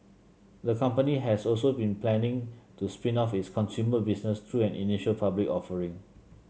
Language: English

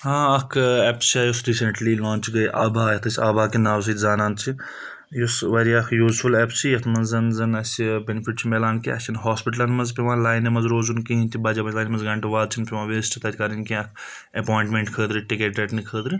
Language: Kashmiri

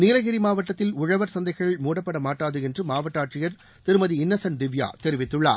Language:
Tamil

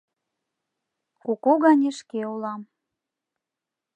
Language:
Mari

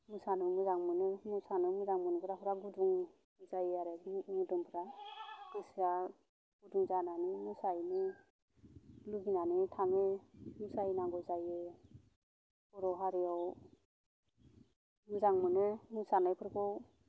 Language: Bodo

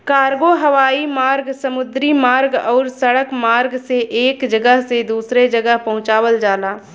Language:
Bhojpuri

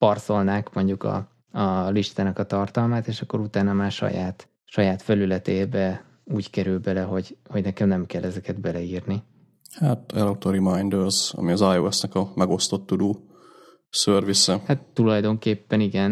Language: Hungarian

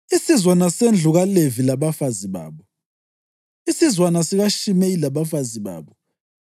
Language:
North Ndebele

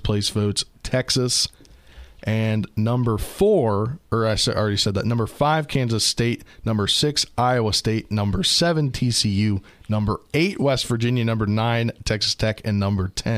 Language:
English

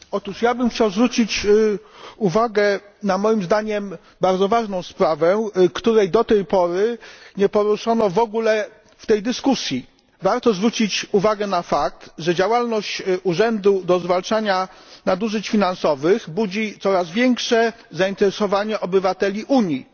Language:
Polish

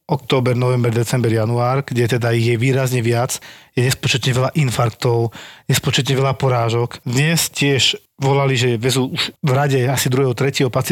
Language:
Slovak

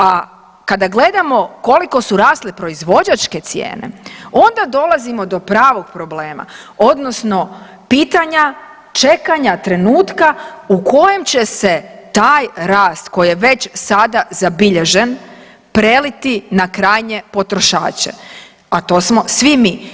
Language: Croatian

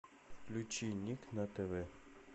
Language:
Russian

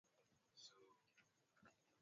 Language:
Swahili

